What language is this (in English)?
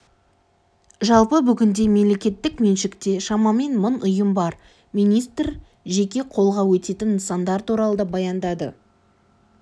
Kazakh